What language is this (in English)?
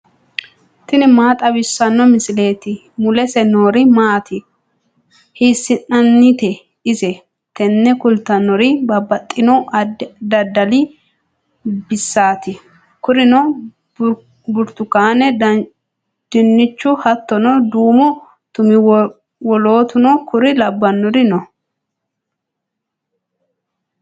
Sidamo